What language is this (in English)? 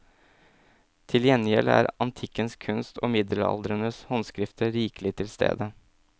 Norwegian